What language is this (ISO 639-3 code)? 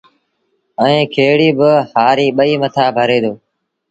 sbn